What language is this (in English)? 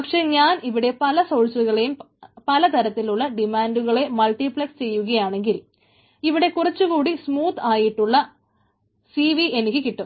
Malayalam